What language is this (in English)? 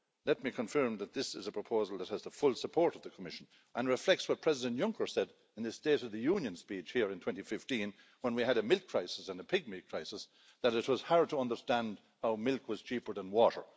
English